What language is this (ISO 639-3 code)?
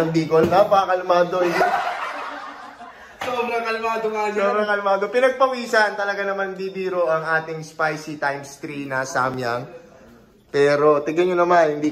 fil